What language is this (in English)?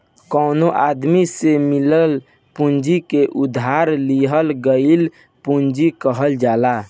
Bhojpuri